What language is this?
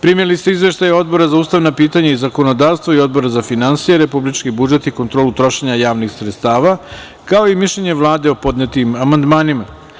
Serbian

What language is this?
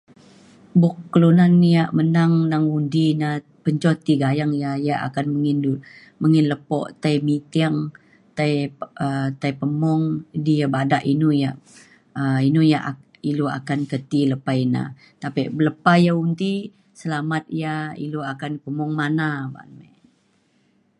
Mainstream Kenyah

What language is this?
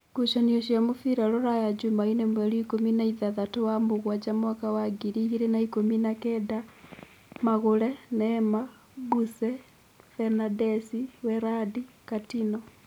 Kikuyu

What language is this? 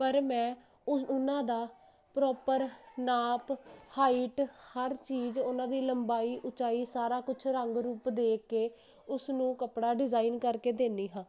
Punjabi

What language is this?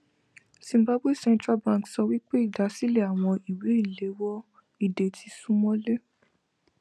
Yoruba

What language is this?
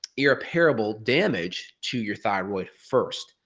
English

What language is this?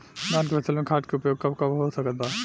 Bhojpuri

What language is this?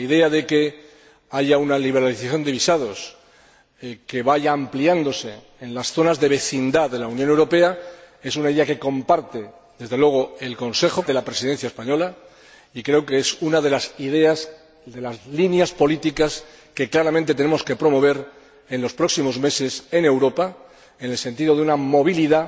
Spanish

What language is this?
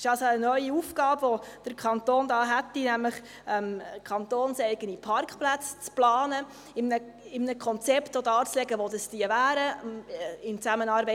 Swiss German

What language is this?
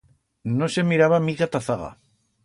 Aragonese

